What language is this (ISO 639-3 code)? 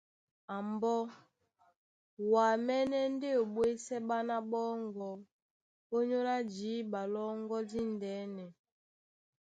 dua